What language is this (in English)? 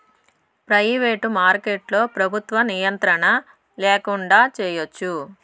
Telugu